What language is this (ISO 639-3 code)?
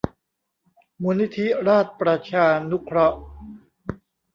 tha